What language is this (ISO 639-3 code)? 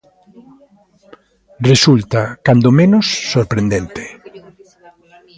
glg